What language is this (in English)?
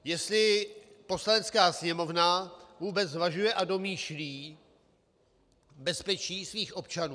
Czech